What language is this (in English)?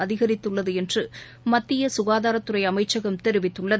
Tamil